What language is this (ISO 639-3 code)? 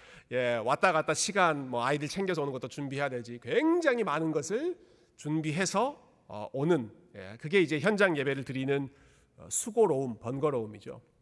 kor